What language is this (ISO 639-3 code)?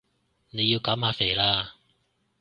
yue